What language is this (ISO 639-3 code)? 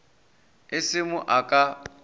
nso